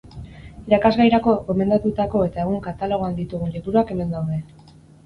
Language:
Basque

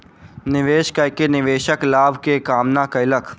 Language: Maithili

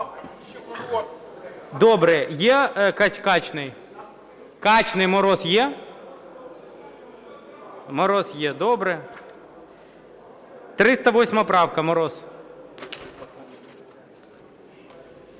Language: Ukrainian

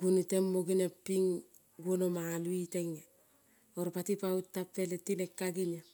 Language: Kol (Papua New Guinea)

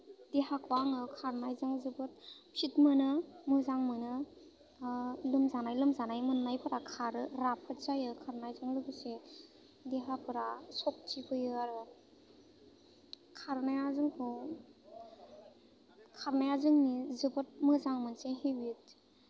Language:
Bodo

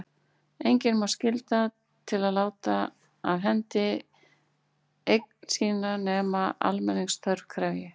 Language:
Icelandic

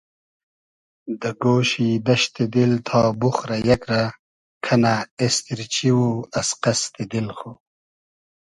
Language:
Hazaragi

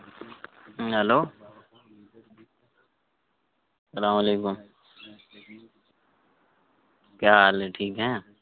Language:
Urdu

